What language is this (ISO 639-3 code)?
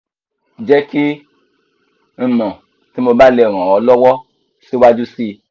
yor